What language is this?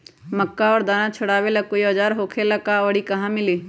Magahi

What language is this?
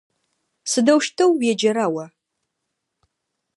Adyghe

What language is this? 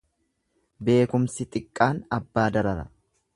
Oromo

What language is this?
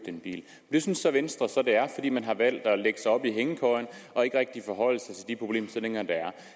Danish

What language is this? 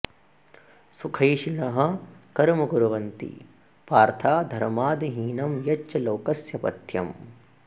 Sanskrit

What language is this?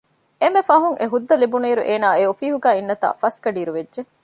Divehi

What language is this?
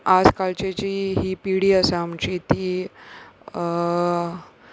Konkani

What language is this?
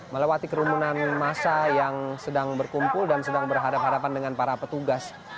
Indonesian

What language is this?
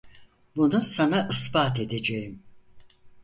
Turkish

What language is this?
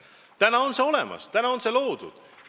Estonian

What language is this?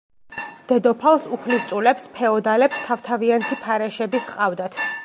Georgian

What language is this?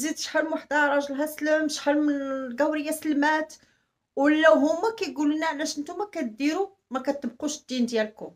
Arabic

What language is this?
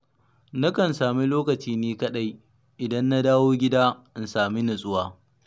Hausa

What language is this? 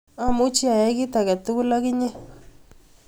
Kalenjin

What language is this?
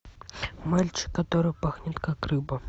Russian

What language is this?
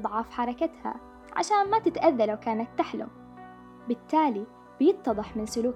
Arabic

